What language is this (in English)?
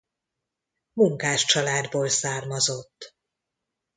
Hungarian